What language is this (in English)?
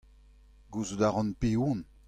Breton